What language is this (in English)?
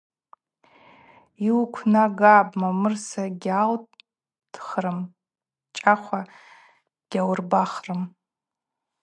Abaza